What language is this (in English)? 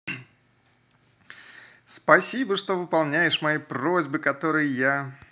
Russian